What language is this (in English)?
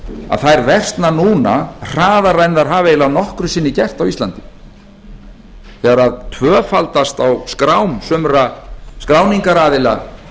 Icelandic